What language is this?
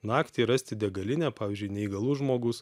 Lithuanian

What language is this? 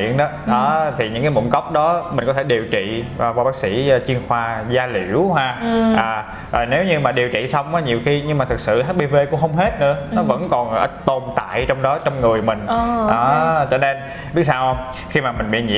Vietnamese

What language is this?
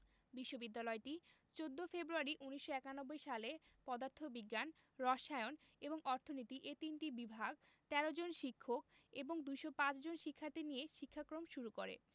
Bangla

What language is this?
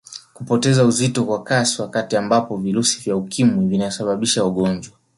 Swahili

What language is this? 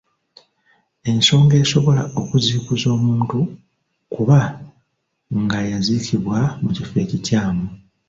Ganda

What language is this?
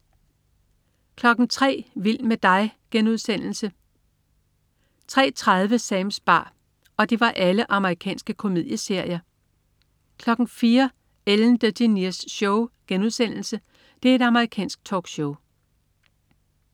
Danish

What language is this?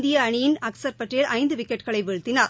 Tamil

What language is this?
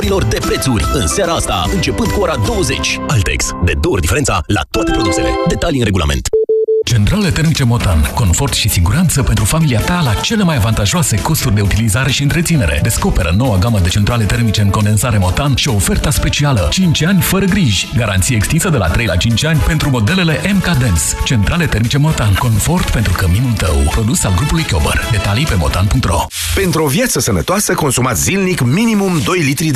Romanian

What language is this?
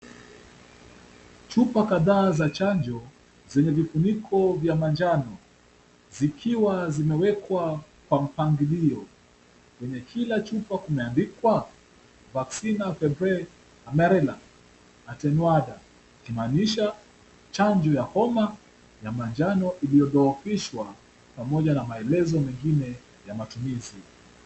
Swahili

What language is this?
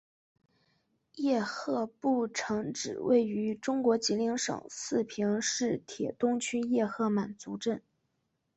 Chinese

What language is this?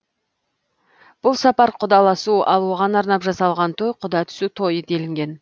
Kazakh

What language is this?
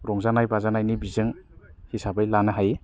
Bodo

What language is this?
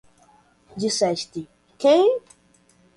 Portuguese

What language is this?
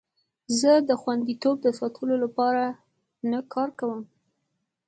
Pashto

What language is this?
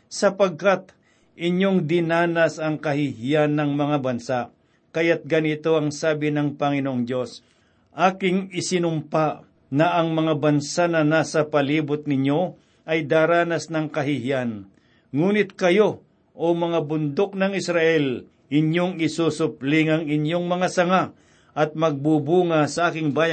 Filipino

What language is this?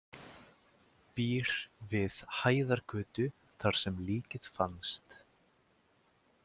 Icelandic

